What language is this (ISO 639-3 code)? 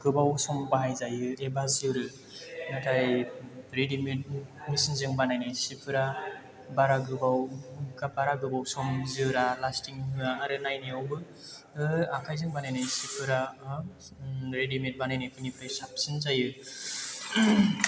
brx